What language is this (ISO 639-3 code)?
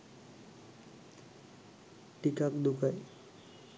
sin